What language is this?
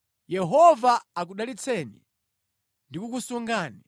Nyanja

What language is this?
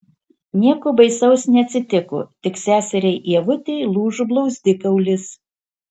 Lithuanian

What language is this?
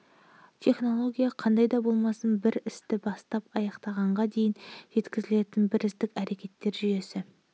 Kazakh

